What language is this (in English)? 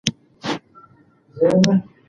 Pashto